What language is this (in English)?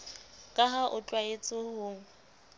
Southern Sotho